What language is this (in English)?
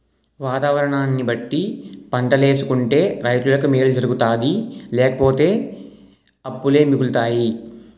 Telugu